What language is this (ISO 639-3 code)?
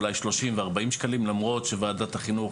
heb